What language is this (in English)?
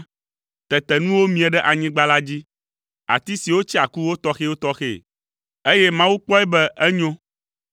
Ewe